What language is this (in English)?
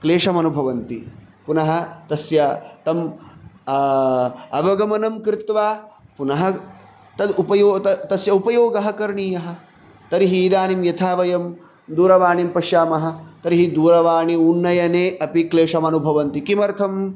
Sanskrit